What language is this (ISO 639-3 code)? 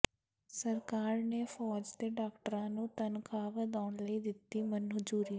pan